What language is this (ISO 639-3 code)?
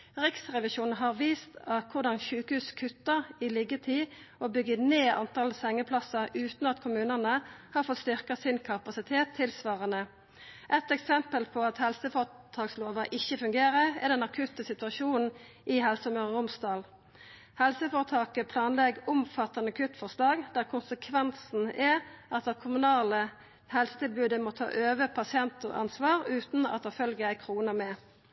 nno